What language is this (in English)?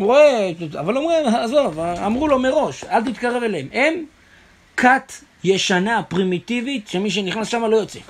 Hebrew